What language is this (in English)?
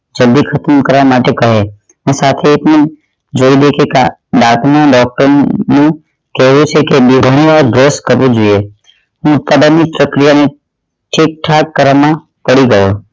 Gujarati